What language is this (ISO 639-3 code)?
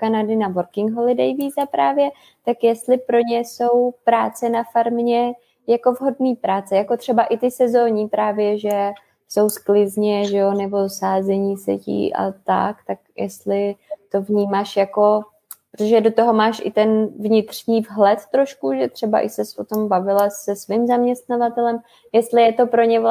ces